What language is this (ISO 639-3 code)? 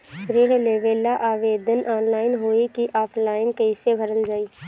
bho